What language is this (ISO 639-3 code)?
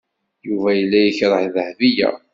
kab